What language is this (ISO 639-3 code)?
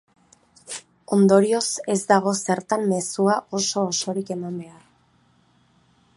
eus